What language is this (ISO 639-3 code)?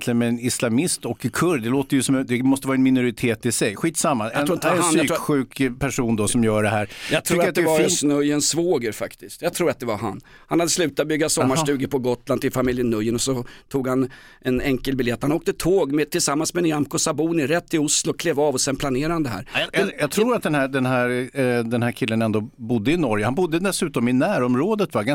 swe